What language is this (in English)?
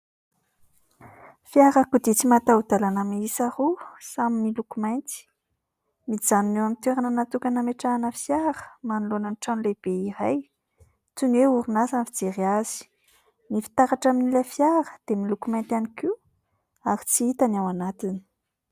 Malagasy